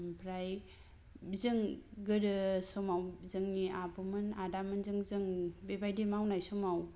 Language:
Bodo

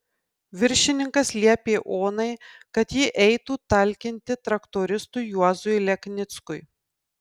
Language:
Lithuanian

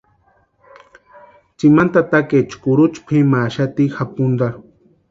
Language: Western Highland Purepecha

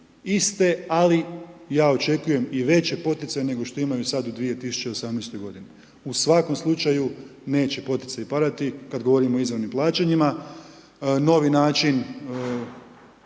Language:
Croatian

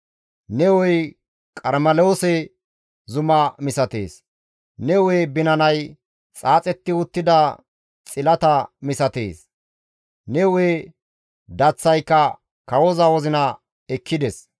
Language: Gamo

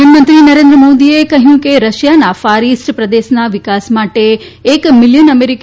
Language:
Gujarati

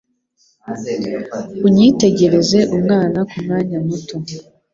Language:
Kinyarwanda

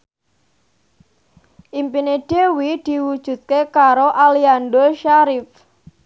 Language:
Javanese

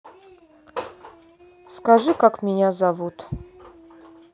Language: Russian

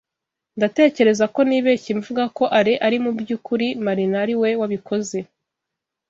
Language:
Kinyarwanda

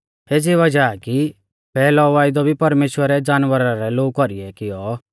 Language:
Mahasu Pahari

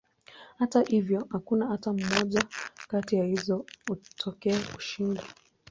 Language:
Swahili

